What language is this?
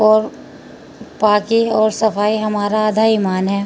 Urdu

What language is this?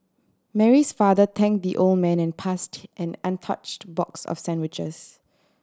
English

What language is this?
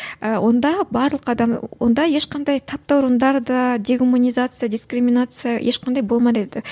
Kazakh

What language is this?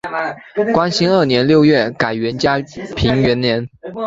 Chinese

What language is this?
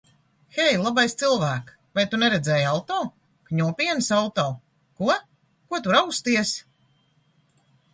Latvian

